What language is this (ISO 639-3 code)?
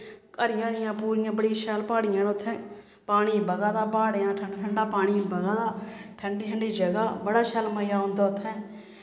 doi